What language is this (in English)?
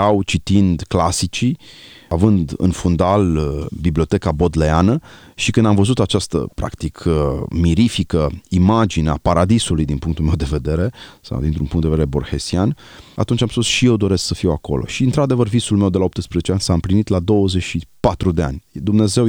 Romanian